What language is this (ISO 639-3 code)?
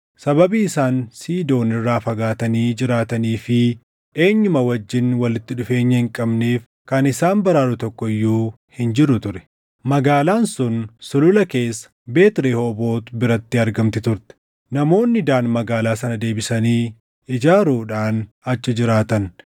orm